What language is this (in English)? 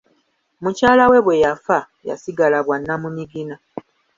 Ganda